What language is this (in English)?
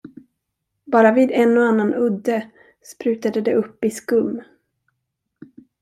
Swedish